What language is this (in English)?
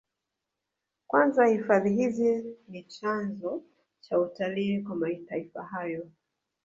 Swahili